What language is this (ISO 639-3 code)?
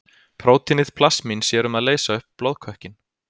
isl